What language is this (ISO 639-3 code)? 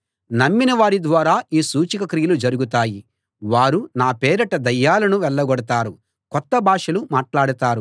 tel